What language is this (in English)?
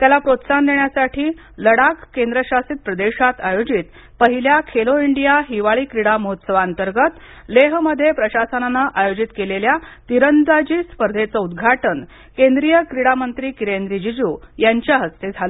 Marathi